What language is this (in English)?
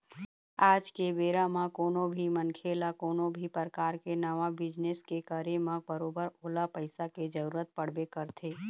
Chhattisgarhi